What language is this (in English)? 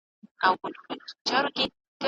Pashto